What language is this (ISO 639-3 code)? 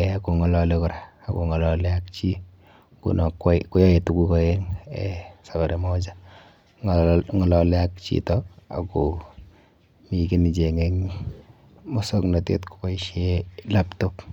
kln